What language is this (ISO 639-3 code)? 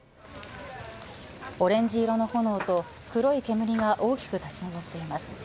jpn